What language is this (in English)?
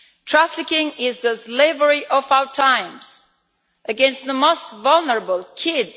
English